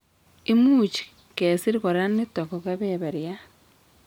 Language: Kalenjin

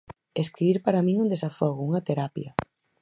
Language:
Galician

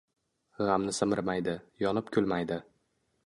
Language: Uzbek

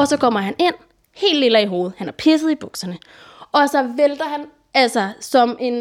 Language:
Danish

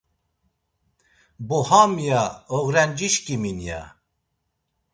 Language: Laz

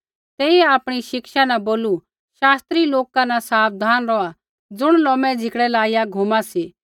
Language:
Kullu Pahari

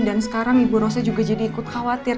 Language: Indonesian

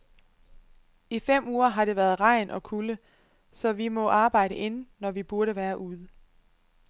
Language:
Danish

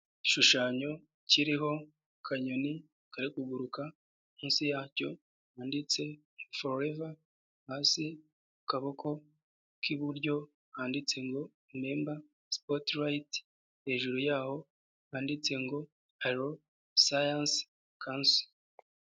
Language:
Kinyarwanda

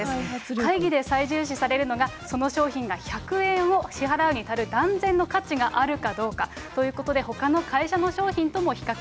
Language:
Japanese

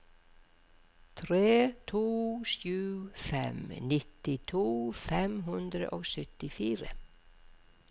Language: Norwegian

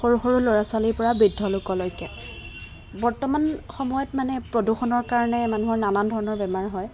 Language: Assamese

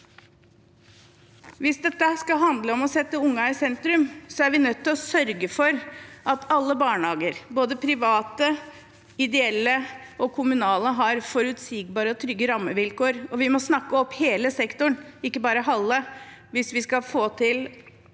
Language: Norwegian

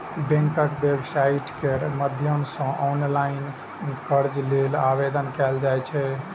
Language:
Maithili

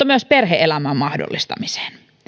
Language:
Finnish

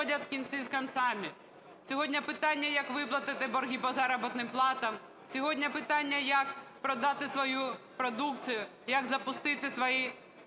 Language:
Ukrainian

